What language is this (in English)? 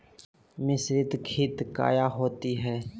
Magahi